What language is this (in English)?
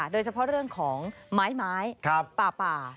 Thai